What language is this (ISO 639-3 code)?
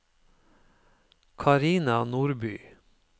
nor